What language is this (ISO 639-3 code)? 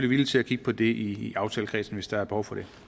dan